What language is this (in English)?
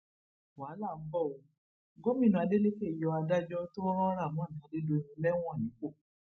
Yoruba